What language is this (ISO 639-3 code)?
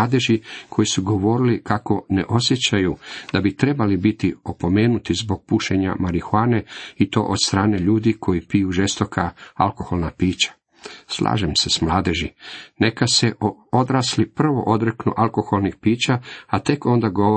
hrv